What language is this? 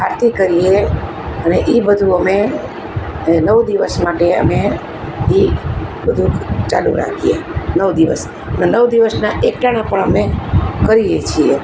Gujarati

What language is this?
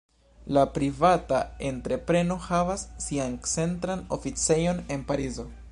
Esperanto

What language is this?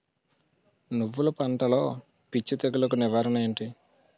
Telugu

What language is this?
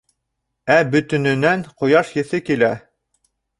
Bashkir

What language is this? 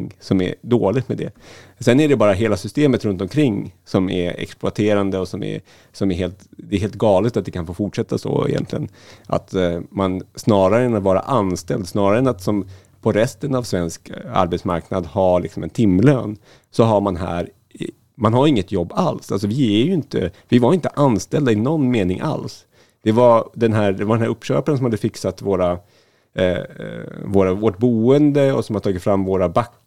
Swedish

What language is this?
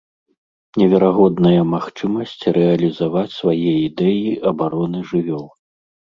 Belarusian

